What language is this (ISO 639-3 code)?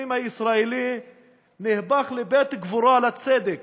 heb